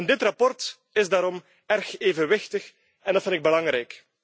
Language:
Dutch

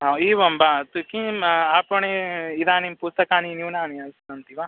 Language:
Sanskrit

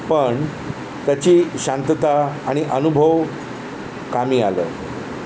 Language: Marathi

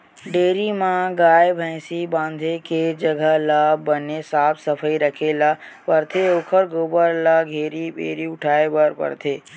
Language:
Chhattisgarhi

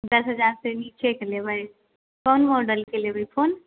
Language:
Maithili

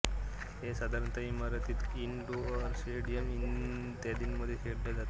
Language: Marathi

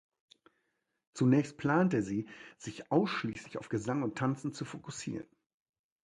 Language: German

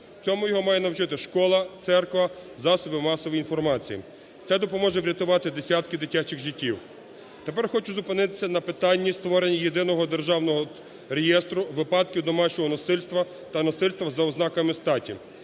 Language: Ukrainian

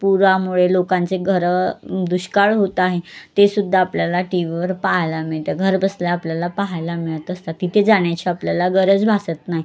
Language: Marathi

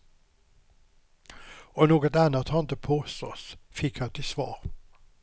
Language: Swedish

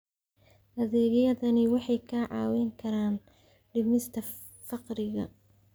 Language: Somali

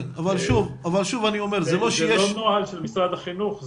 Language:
Hebrew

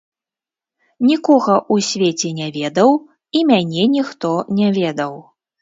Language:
Belarusian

